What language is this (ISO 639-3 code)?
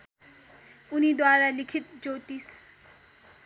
nep